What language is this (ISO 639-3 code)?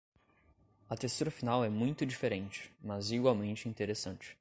por